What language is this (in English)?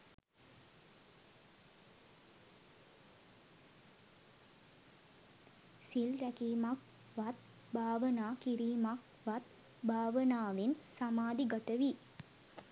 Sinhala